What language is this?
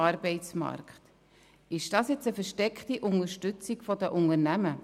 Swiss German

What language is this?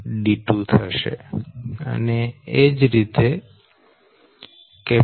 Gujarati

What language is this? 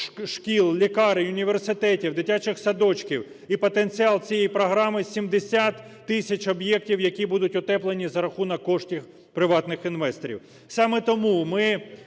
Ukrainian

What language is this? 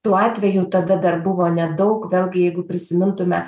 Lithuanian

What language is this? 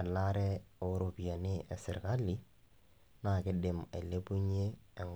Masai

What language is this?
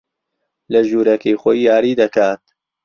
Central Kurdish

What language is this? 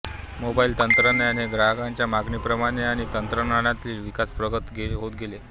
Marathi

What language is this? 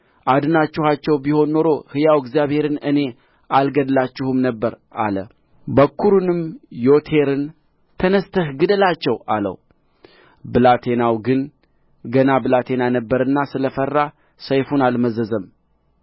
Amharic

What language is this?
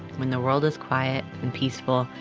English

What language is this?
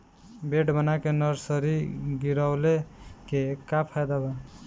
Bhojpuri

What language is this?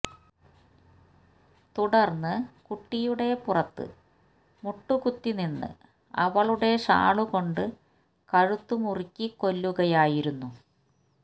Malayalam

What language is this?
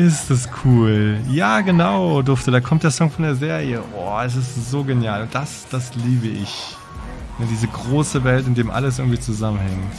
German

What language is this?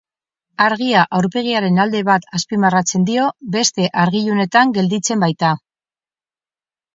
Basque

